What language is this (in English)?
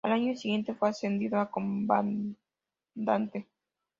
Spanish